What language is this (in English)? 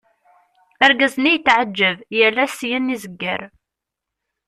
Kabyle